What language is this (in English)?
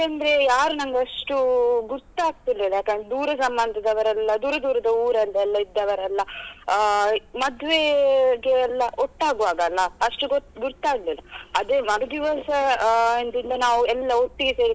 Kannada